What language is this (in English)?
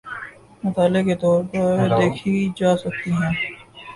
Urdu